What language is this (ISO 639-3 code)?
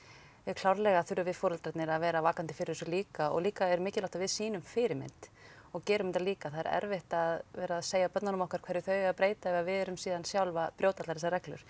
isl